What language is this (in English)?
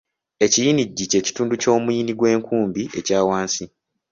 Ganda